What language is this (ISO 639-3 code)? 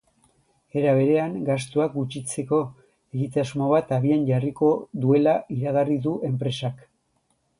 eus